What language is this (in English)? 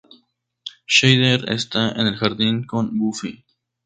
Spanish